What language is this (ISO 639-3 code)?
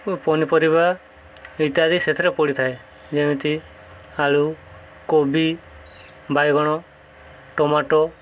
ori